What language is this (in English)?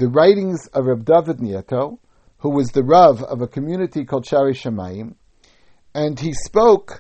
English